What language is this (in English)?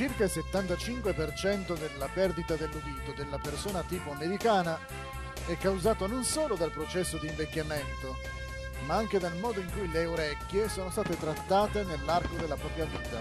Italian